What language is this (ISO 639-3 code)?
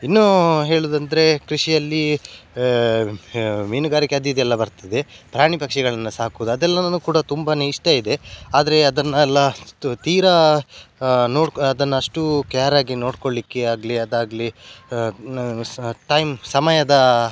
kan